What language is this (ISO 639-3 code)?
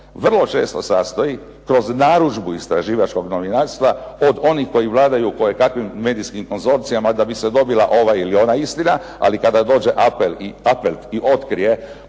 hrv